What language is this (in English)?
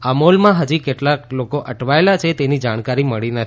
Gujarati